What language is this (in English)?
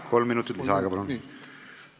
Estonian